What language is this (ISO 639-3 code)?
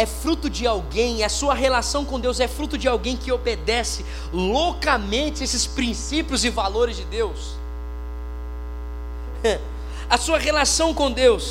por